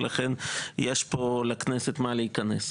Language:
Hebrew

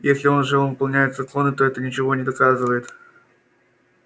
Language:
Russian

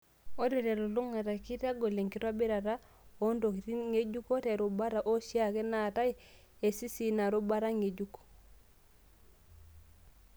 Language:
Masai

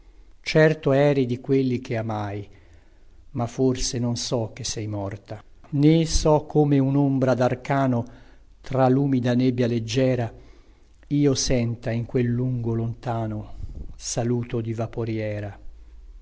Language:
Italian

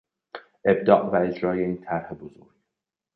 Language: Persian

